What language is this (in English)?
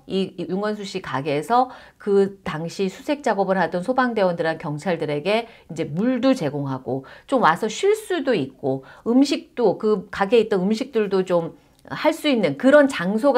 Korean